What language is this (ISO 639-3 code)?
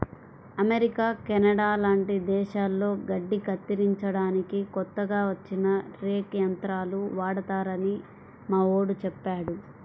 tel